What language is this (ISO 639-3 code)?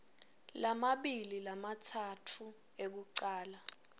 ssw